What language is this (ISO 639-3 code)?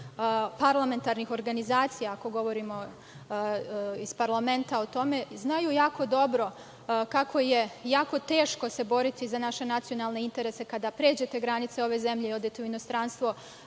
srp